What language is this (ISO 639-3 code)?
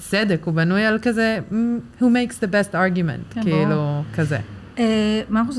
heb